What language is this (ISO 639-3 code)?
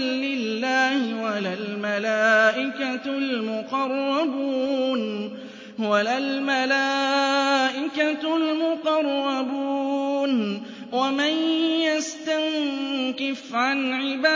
ara